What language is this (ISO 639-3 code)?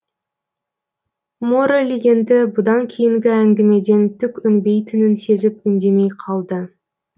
kaz